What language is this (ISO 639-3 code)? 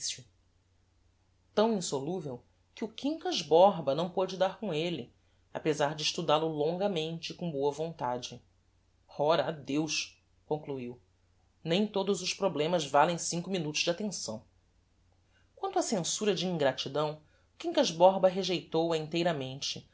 por